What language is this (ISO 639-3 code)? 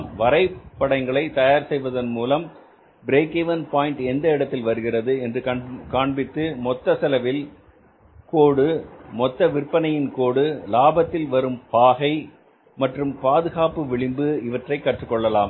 tam